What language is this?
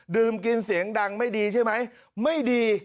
Thai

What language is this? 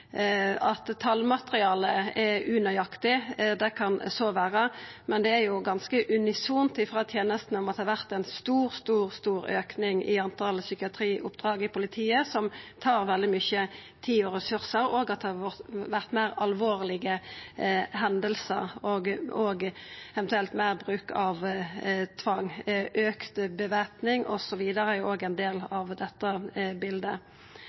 Norwegian Nynorsk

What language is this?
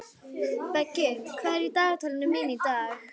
Icelandic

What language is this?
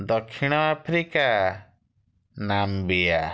Odia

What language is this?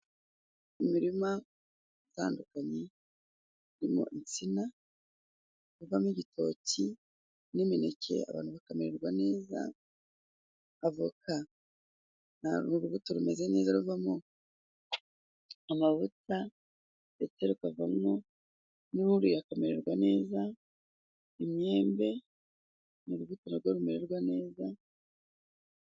Kinyarwanda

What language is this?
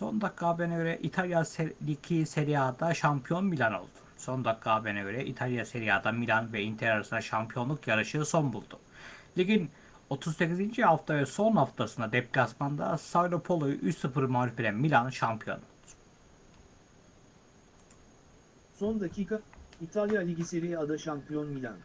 Turkish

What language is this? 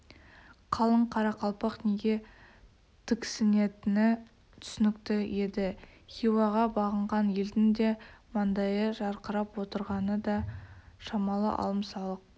Kazakh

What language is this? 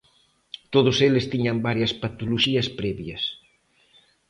Galician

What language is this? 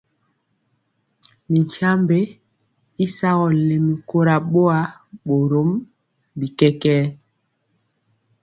Mpiemo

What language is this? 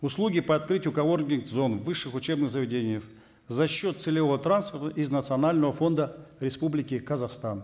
Kazakh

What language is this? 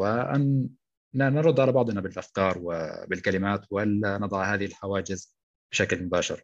Arabic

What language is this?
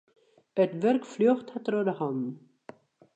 Western Frisian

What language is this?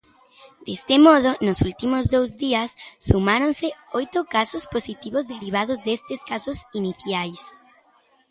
Galician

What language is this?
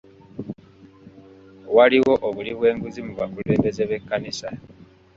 Ganda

